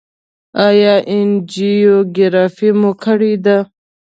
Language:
Pashto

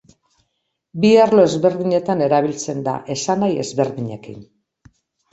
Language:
Basque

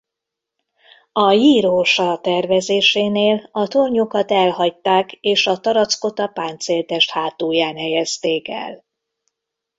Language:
Hungarian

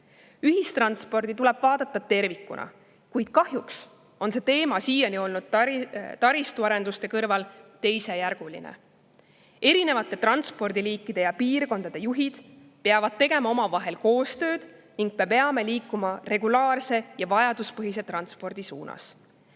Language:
Estonian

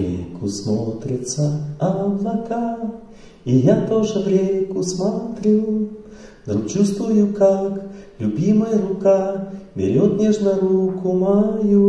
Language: Russian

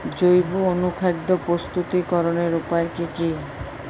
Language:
Bangla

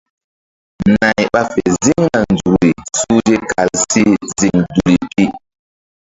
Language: Mbum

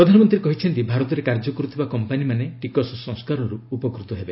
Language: Odia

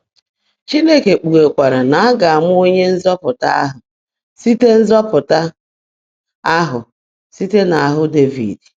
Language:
Igbo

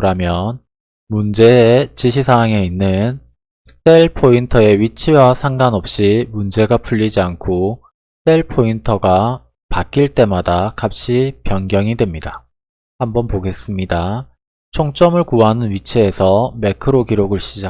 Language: Korean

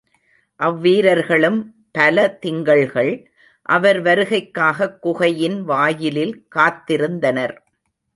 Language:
Tamil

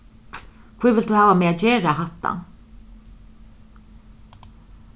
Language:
Faroese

